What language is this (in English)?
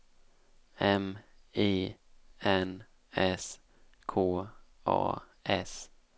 Swedish